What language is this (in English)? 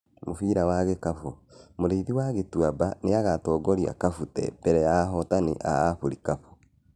Kikuyu